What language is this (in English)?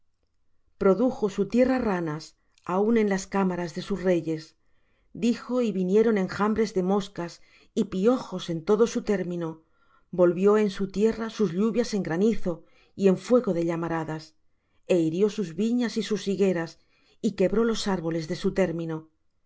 Spanish